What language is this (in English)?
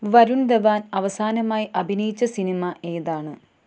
Malayalam